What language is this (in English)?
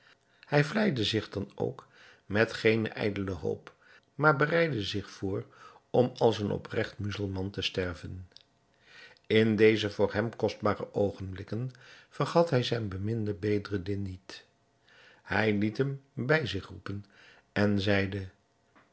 Dutch